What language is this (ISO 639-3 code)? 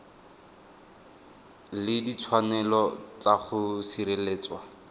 tsn